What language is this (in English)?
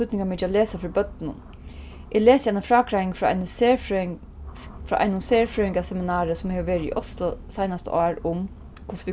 Faroese